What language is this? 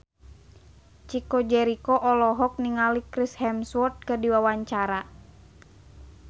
Sundanese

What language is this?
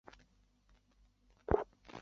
Chinese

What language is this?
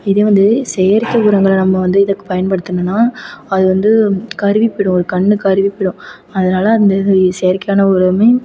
Tamil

